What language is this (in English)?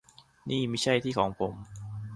Thai